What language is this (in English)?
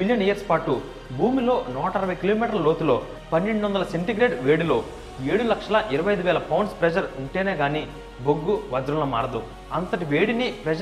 Telugu